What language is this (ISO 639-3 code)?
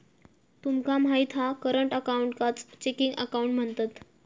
mar